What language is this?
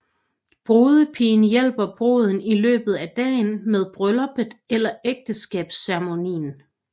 Danish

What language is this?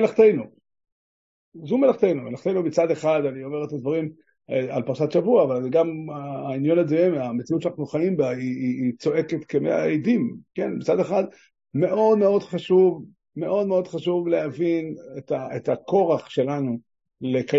Hebrew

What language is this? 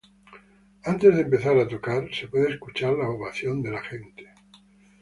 Spanish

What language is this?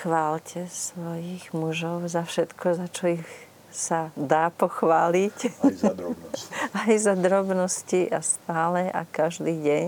Slovak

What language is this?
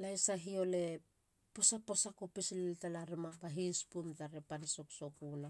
Halia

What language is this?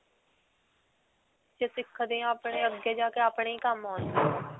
Punjabi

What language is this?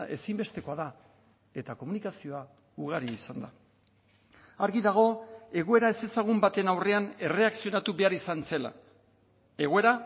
Basque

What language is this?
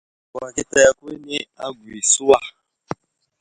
Wuzlam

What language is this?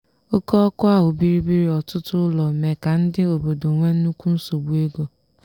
Igbo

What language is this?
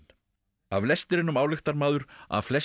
Icelandic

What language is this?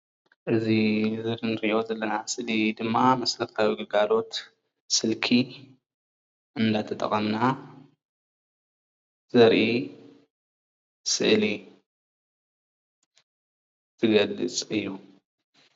Tigrinya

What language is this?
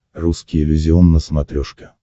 Russian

